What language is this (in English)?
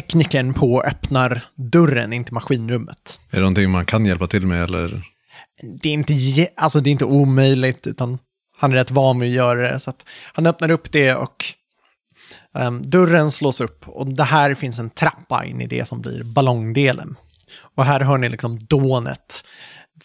Swedish